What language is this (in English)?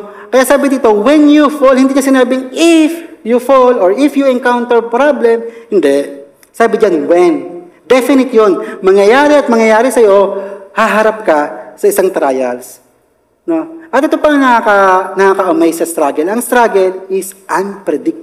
Filipino